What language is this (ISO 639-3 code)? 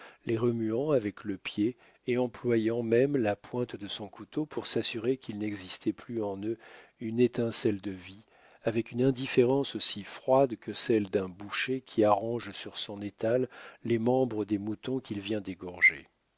fra